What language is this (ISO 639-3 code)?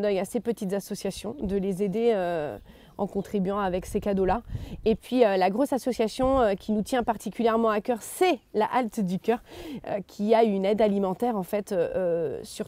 fra